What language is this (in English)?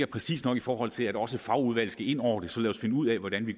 Danish